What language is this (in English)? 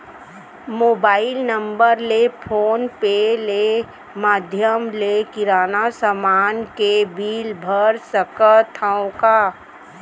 Chhattisgarhi